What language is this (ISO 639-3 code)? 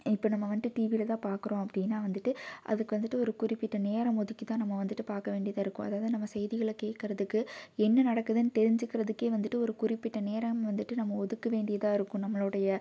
tam